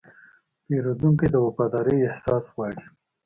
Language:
Pashto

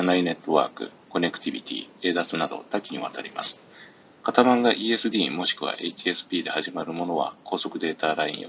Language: Japanese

